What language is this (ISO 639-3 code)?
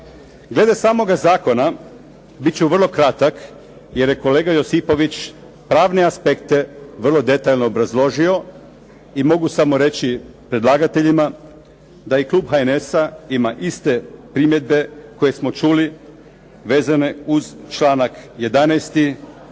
hrv